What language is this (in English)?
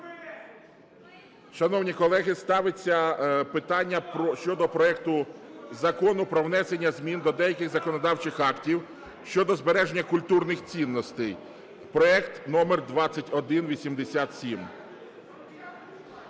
Ukrainian